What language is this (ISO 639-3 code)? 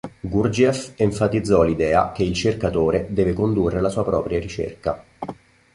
ita